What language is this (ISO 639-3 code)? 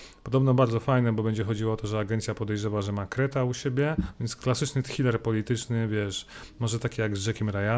pol